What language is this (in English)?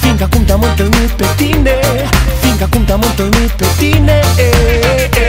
Romanian